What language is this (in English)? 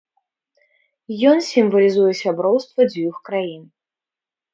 Belarusian